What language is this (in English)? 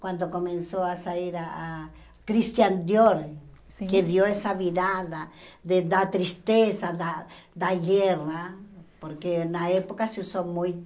Portuguese